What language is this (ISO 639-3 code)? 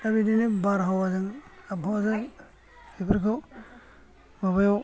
brx